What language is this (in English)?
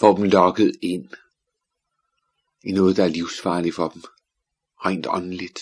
Danish